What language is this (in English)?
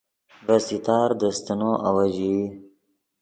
Yidgha